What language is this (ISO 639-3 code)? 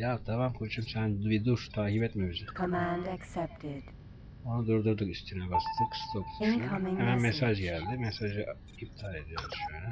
tur